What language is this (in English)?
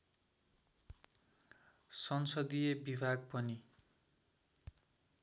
Nepali